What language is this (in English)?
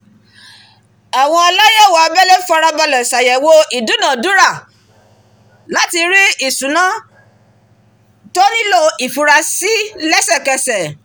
Yoruba